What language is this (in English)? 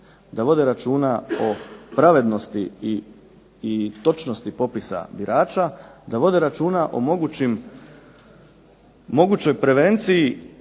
Croatian